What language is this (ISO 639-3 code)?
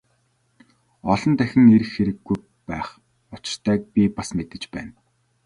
mon